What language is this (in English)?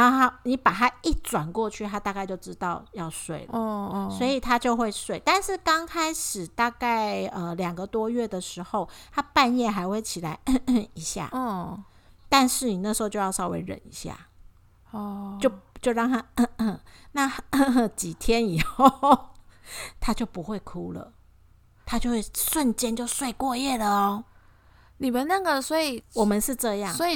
Chinese